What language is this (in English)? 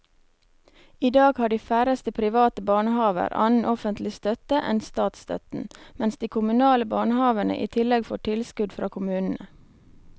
Norwegian